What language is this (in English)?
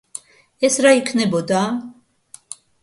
Georgian